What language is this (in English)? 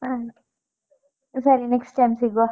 Kannada